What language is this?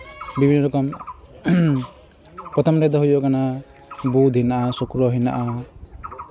Santali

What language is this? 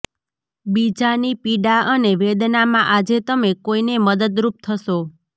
Gujarati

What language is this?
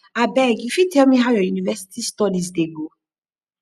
Nigerian Pidgin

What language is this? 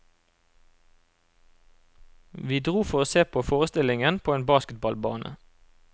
Norwegian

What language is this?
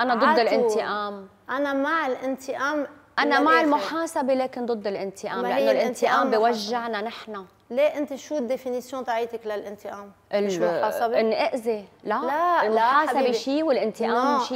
Arabic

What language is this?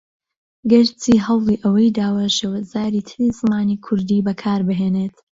Central Kurdish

